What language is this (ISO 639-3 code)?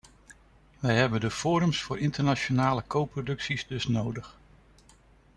nld